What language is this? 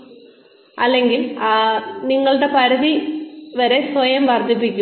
Malayalam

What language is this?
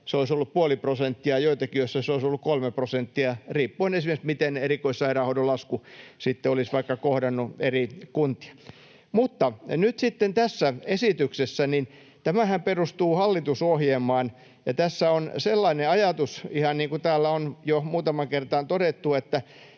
Finnish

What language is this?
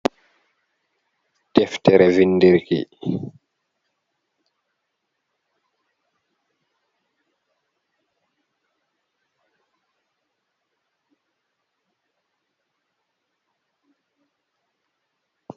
Fula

